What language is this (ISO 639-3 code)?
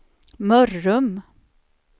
swe